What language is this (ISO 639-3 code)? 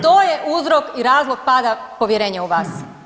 hrv